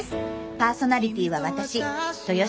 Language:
Japanese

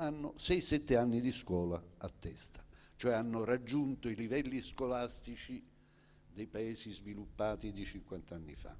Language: Italian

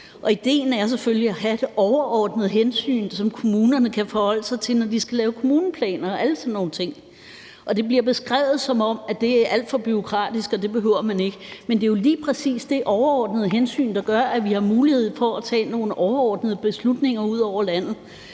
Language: Danish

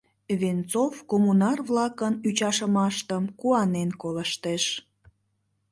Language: Mari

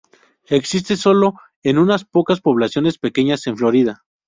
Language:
Spanish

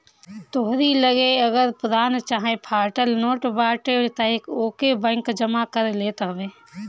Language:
Bhojpuri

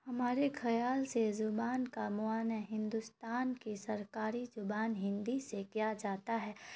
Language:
Urdu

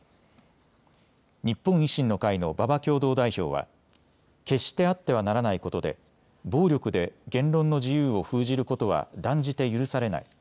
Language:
Japanese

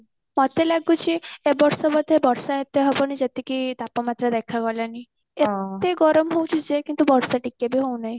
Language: Odia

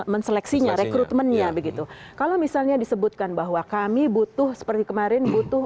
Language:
Indonesian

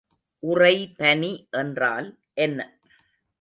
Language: Tamil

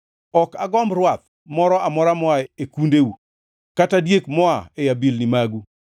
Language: Luo (Kenya and Tanzania)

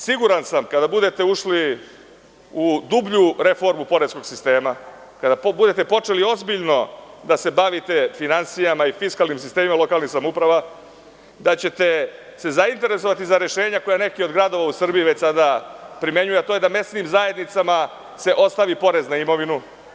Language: Serbian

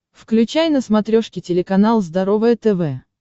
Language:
Russian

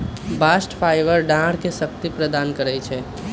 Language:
Magahi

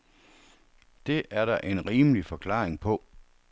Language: Danish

